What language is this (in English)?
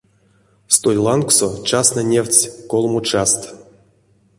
Erzya